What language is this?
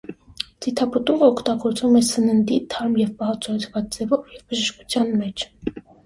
Armenian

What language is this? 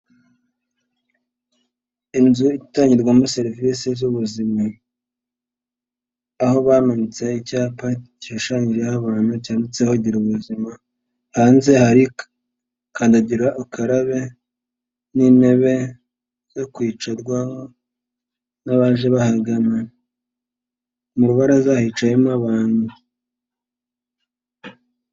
Kinyarwanda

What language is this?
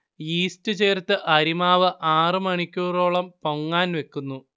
Malayalam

